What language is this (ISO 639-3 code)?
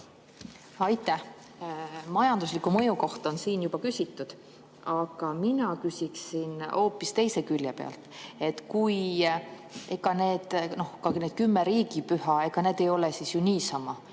est